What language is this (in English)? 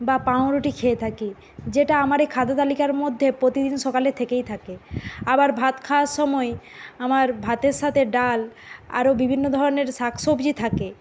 Bangla